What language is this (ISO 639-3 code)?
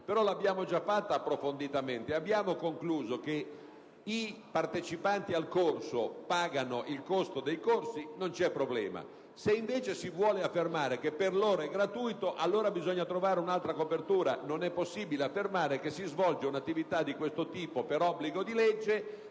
ita